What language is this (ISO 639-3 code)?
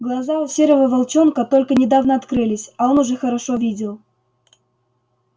rus